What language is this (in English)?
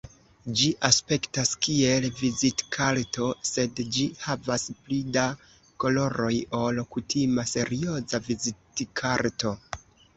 Esperanto